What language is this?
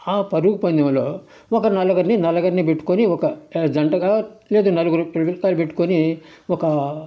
Telugu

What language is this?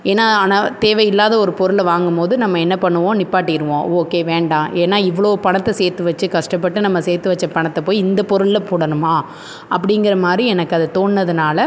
Tamil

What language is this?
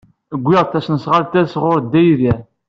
Kabyle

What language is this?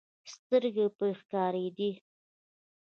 Pashto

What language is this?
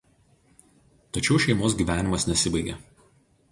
Lithuanian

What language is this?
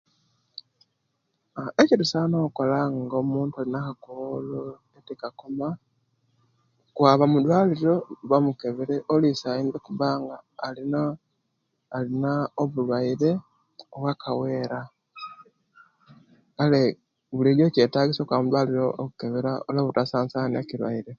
Kenyi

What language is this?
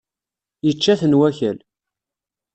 Kabyle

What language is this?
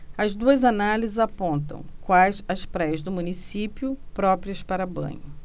Portuguese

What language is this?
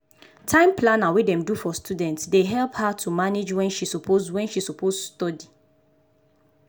Nigerian Pidgin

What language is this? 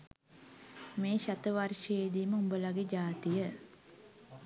Sinhala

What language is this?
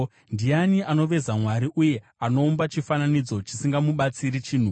Shona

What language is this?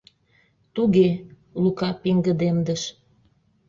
Mari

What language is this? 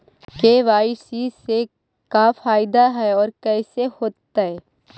Magahi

